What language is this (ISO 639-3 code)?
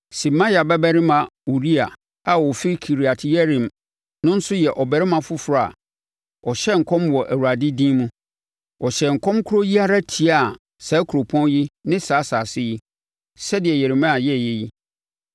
aka